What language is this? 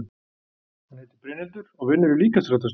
Icelandic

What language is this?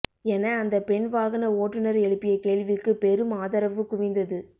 Tamil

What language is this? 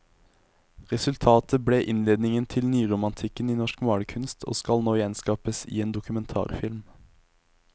Norwegian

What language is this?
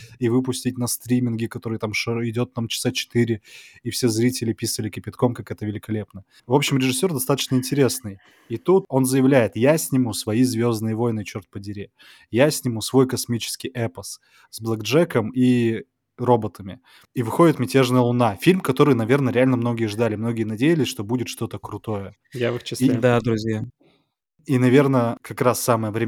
Russian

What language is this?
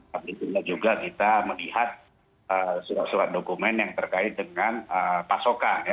Indonesian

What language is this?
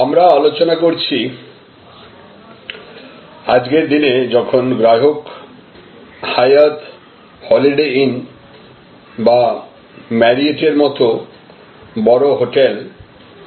Bangla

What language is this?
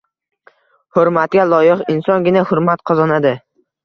Uzbek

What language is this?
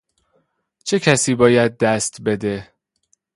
Persian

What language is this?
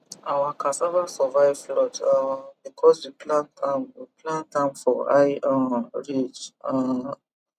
Nigerian Pidgin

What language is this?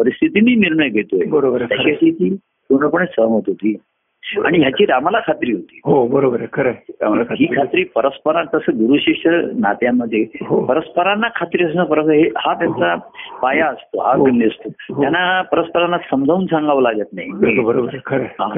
Marathi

